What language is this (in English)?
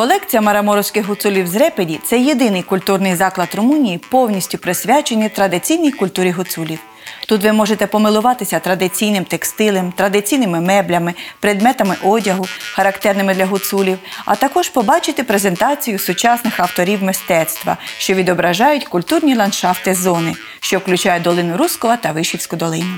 Ukrainian